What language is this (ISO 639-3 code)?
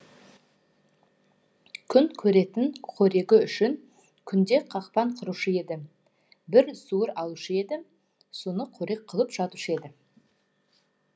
kaz